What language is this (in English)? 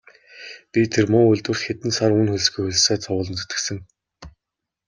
Mongolian